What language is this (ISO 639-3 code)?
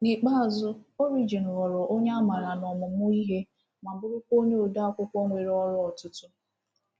ibo